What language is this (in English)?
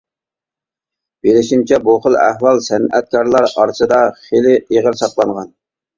Uyghur